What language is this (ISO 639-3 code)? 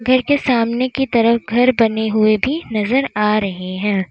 hin